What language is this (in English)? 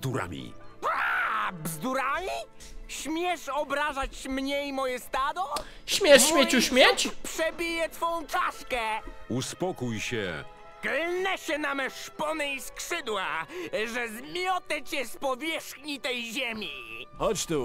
Polish